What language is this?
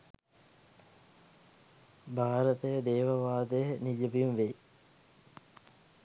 Sinhala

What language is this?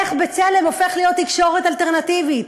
Hebrew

